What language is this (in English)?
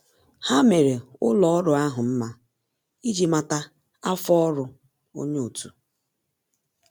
Igbo